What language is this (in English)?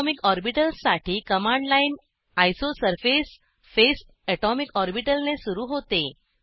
Marathi